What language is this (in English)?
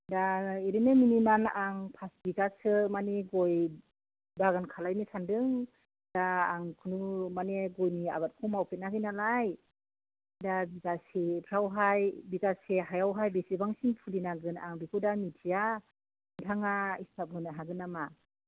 Bodo